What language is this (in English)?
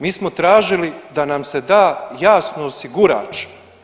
Croatian